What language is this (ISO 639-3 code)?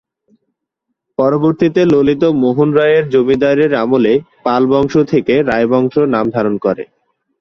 ben